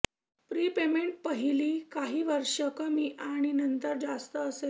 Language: Marathi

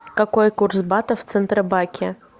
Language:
Russian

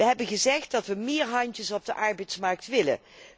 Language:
Dutch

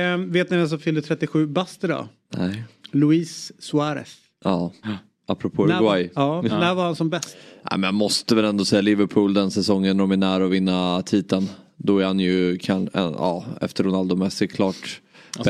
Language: Swedish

